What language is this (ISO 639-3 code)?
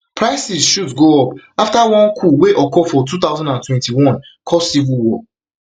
pcm